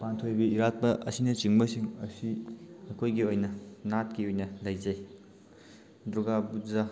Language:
Manipuri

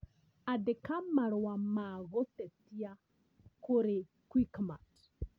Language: Kikuyu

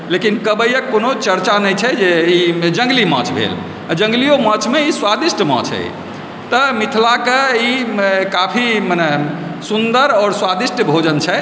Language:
Maithili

